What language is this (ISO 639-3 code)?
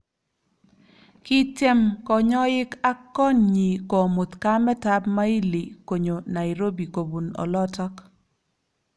kln